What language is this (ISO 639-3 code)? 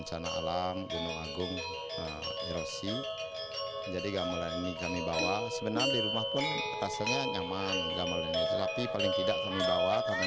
ind